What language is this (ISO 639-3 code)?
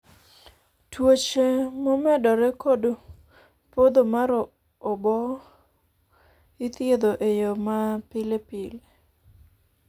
luo